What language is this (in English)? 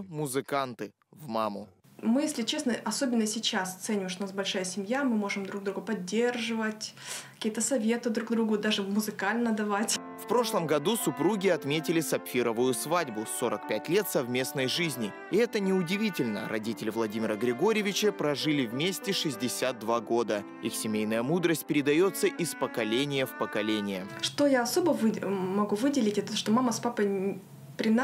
Russian